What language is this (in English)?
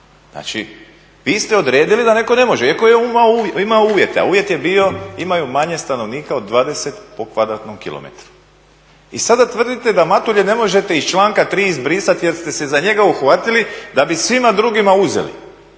Croatian